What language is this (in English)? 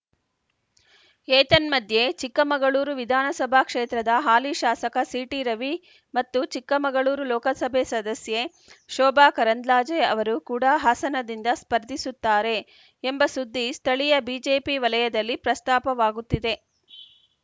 Kannada